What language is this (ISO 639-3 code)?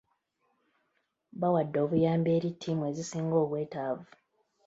lug